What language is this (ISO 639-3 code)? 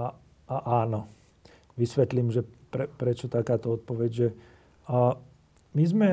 slk